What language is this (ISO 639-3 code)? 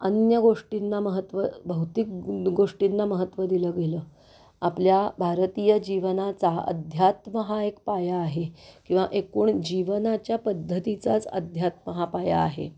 mar